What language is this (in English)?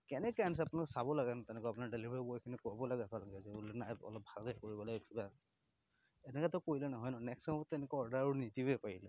Assamese